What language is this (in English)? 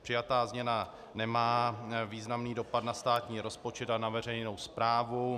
Czech